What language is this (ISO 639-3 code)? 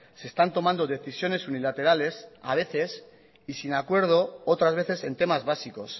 spa